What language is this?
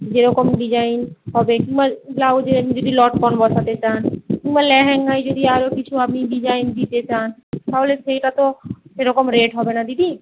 Bangla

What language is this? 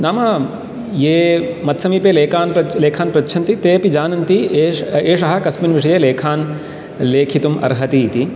Sanskrit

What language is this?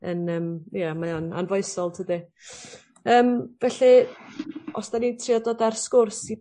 Welsh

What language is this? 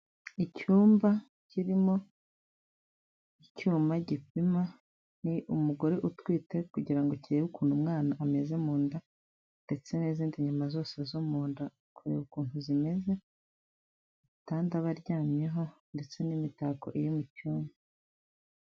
Kinyarwanda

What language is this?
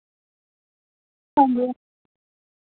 Dogri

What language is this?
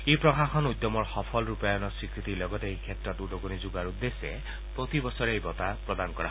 Assamese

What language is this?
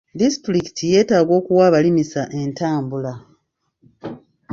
Ganda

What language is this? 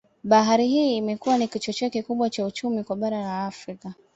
Swahili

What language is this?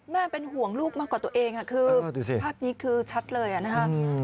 Thai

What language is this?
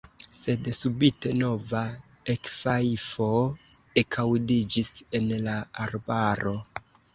Esperanto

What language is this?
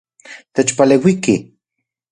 Central Puebla Nahuatl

